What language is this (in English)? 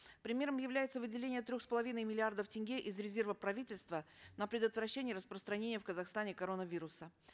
Kazakh